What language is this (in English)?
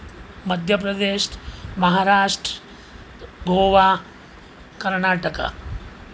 Gujarati